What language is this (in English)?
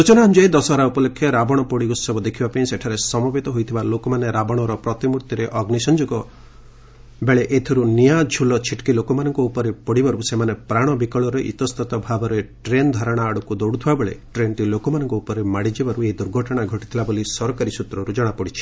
Odia